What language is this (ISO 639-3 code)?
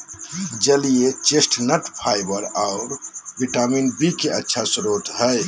mag